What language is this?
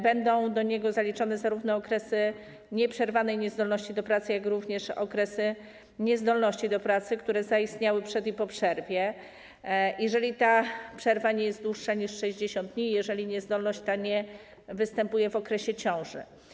Polish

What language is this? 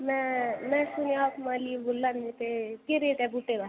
Dogri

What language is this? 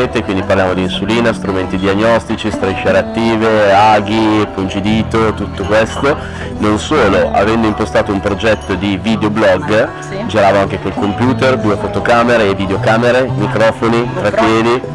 Italian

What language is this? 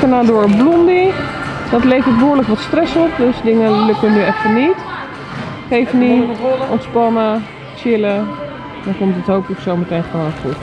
Dutch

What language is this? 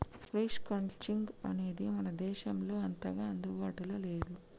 Telugu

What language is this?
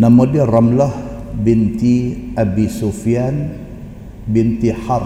Malay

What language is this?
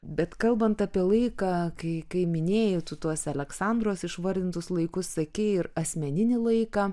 Lithuanian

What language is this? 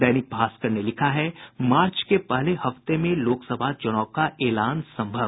Hindi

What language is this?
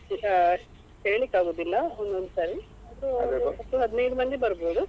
Kannada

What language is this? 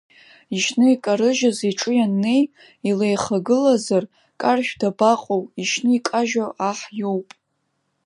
Abkhazian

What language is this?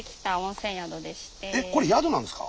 Japanese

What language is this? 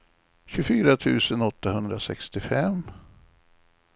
Swedish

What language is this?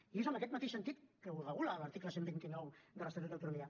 Catalan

